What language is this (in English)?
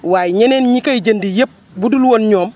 Wolof